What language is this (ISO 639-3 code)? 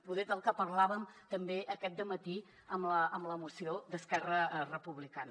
cat